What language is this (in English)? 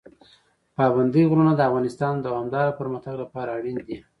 Pashto